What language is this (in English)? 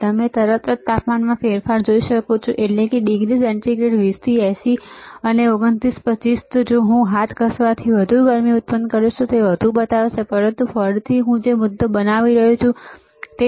Gujarati